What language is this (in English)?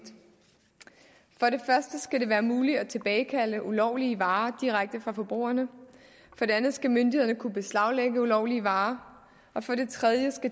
Danish